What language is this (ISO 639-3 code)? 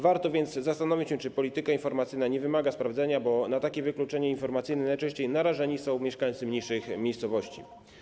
pol